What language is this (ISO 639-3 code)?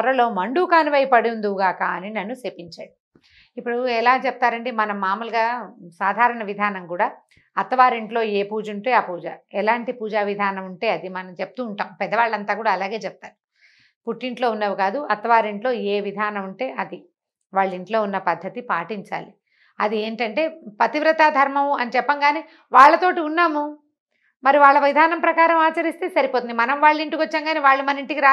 tel